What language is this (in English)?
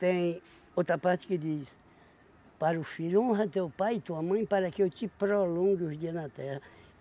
Portuguese